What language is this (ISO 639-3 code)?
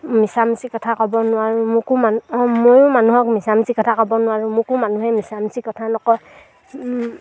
asm